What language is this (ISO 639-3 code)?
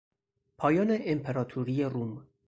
fas